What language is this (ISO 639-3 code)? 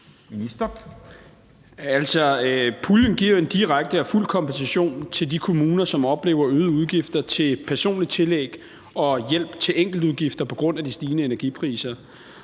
dan